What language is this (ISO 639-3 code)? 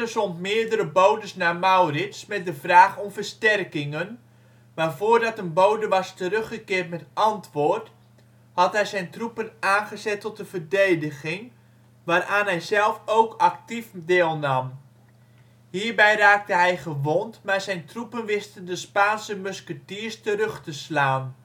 nld